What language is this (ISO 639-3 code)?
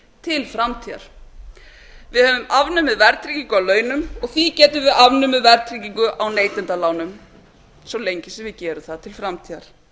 isl